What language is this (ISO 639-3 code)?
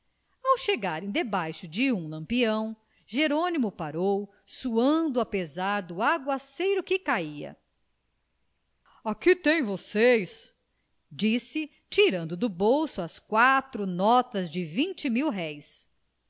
por